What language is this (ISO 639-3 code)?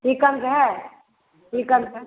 mai